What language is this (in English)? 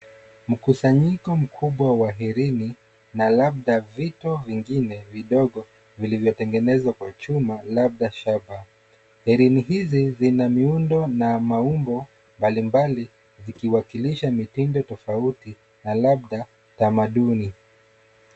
Swahili